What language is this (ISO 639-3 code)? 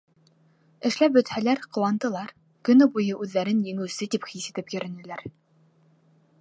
bak